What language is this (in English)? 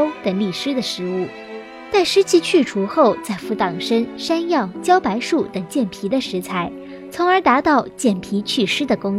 Chinese